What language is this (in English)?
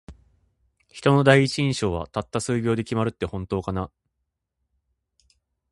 Japanese